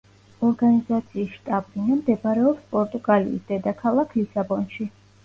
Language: Georgian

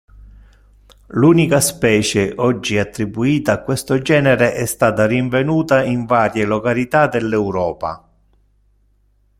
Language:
Italian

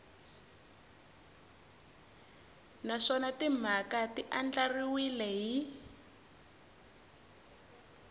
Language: Tsonga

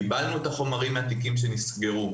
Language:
Hebrew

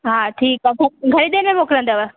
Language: Sindhi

